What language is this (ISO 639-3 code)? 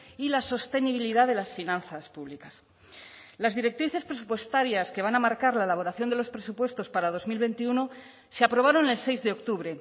spa